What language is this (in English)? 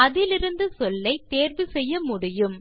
Tamil